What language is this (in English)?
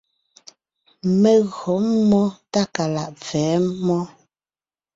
Ngiemboon